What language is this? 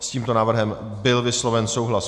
Czech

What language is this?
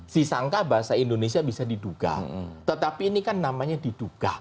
Indonesian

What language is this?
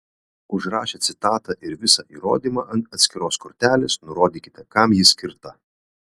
Lithuanian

